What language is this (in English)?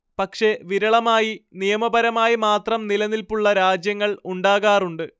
Malayalam